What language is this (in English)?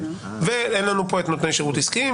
Hebrew